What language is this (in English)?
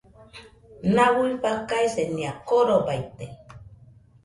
Nüpode Huitoto